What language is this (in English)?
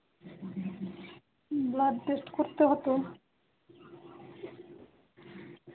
Bangla